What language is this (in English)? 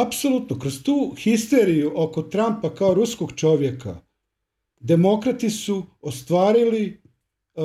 Croatian